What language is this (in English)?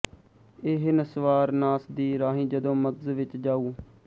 Punjabi